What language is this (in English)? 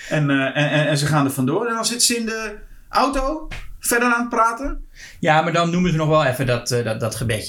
Dutch